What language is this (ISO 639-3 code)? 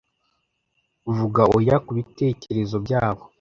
kin